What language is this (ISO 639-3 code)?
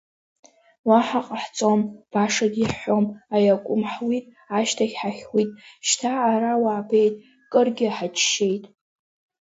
abk